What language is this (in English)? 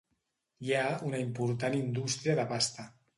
Catalan